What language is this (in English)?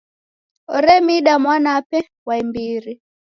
Taita